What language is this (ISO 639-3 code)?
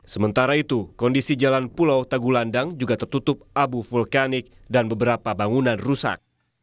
ind